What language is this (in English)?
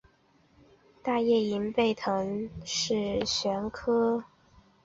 Chinese